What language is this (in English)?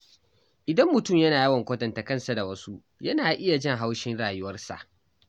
Hausa